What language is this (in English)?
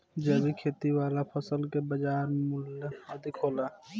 Bhojpuri